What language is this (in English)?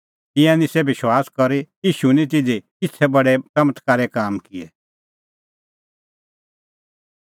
Kullu Pahari